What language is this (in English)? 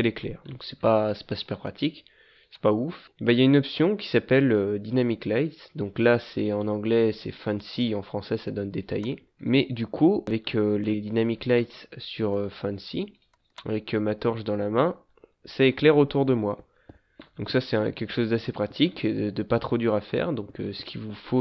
French